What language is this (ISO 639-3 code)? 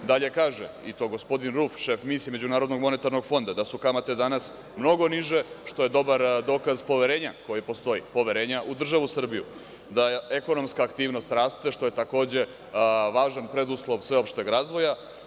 srp